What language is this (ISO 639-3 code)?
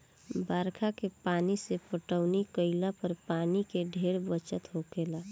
bho